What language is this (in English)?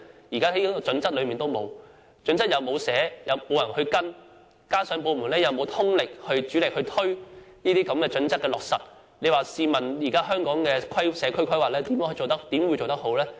Cantonese